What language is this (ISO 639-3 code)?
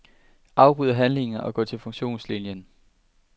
dan